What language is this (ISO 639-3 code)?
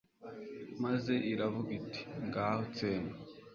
kin